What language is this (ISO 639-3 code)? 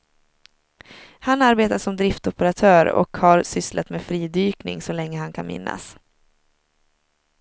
swe